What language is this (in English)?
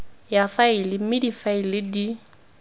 Tswana